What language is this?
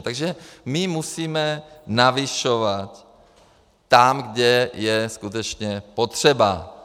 Czech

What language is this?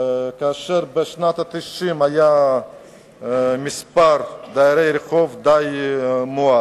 Hebrew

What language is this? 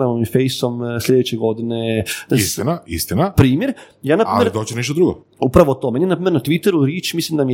Croatian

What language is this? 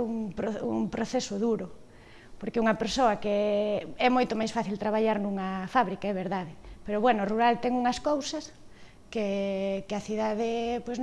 Spanish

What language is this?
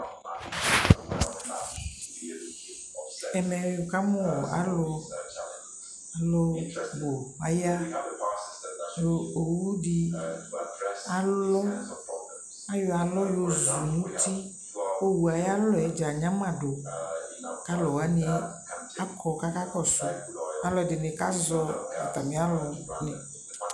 Ikposo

